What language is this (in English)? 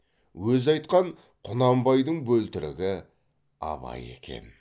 Kazakh